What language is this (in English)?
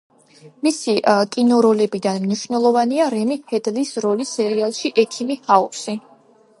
Georgian